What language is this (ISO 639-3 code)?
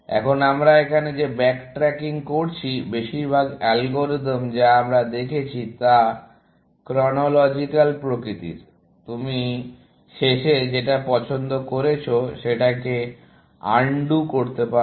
ben